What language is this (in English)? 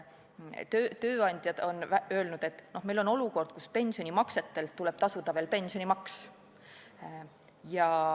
Estonian